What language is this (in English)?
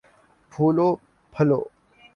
Urdu